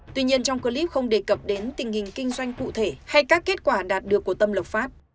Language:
Vietnamese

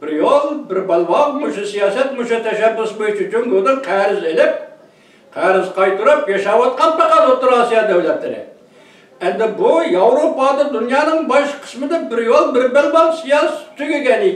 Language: Turkish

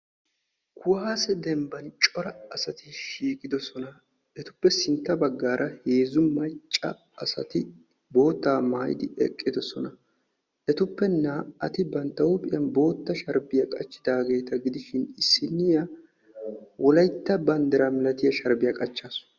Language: Wolaytta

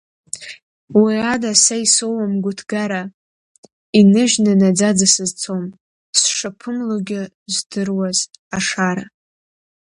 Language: Abkhazian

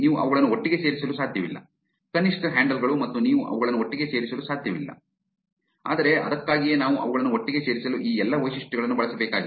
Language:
Kannada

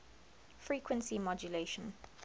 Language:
English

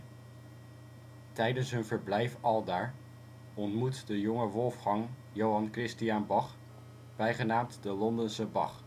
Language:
Dutch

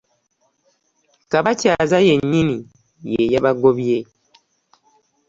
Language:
Ganda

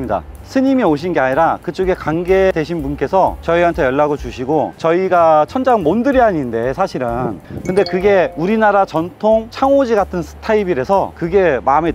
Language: Korean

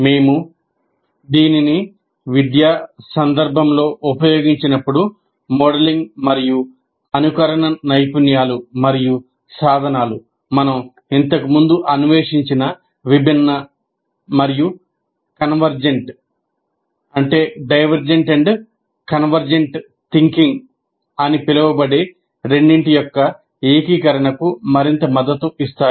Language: Telugu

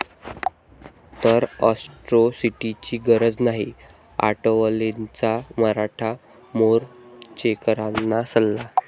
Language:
Marathi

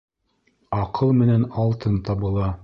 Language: Bashkir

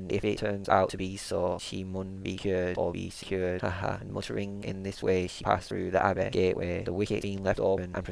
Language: English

